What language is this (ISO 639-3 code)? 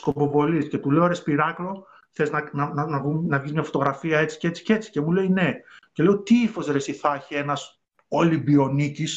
ell